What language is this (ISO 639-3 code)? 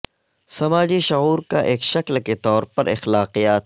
urd